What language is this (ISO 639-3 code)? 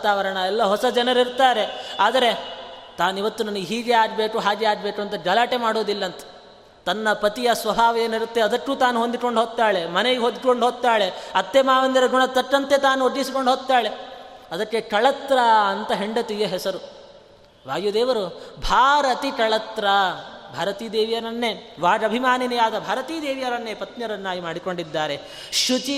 kan